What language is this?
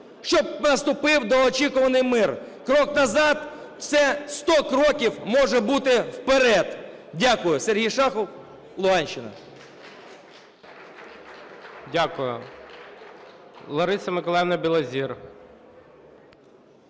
Ukrainian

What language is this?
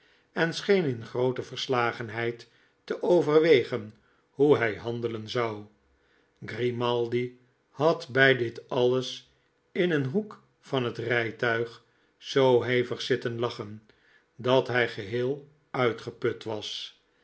Dutch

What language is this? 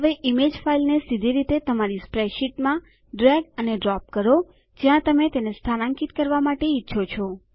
Gujarati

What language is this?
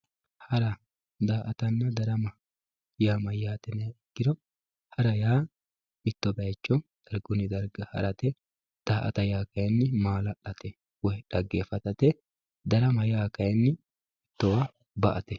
Sidamo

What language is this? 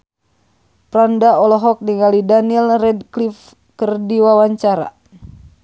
Sundanese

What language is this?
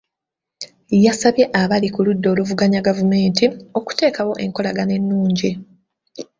Ganda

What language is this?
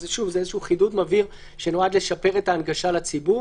Hebrew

